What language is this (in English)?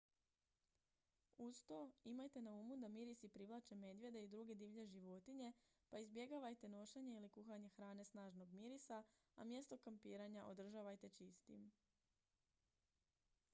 Croatian